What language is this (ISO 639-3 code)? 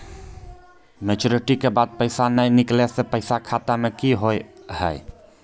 mai